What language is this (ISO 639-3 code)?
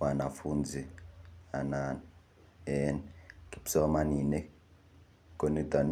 kln